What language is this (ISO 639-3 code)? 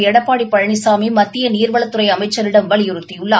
tam